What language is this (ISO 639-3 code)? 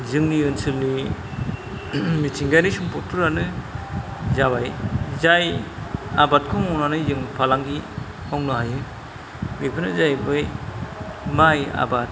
brx